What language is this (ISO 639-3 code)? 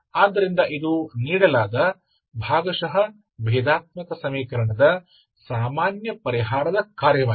kan